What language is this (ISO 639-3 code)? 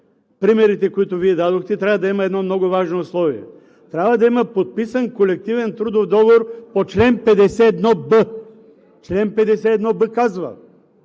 bul